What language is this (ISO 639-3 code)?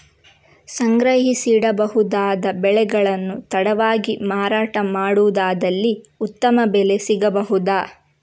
kan